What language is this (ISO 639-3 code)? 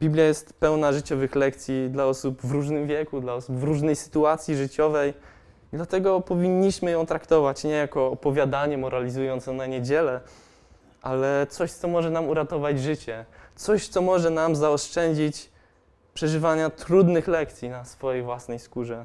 pol